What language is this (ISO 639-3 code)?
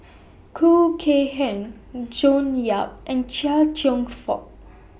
eng